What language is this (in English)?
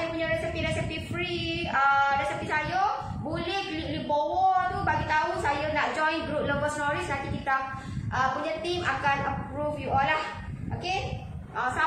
Malay